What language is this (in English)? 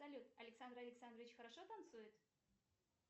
Russian